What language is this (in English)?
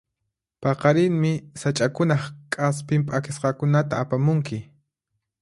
Puno Quechua